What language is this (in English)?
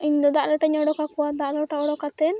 Santali